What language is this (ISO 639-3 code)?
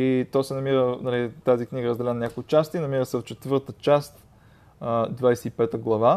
bul